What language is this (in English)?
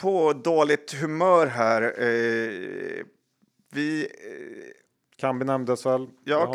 Swedish